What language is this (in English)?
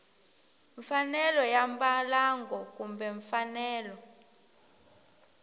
Tsonga